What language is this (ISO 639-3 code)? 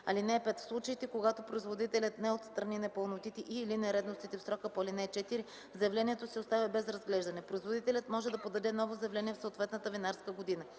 bul